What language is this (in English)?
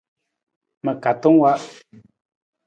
Nawdm